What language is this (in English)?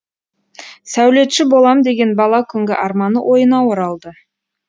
Kazakh